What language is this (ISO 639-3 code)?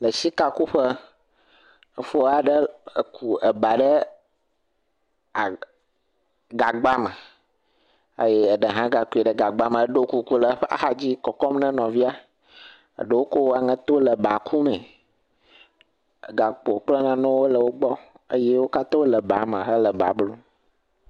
ewe